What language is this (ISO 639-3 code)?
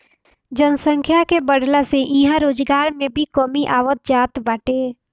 bho